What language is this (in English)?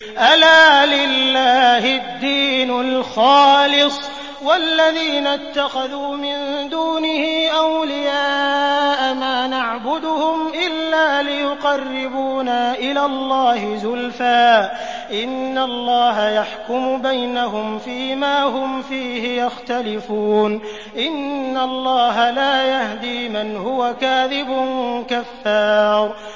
Arabic